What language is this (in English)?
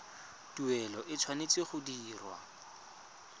Tswana